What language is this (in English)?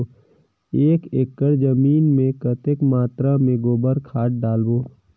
Chhattisgarhi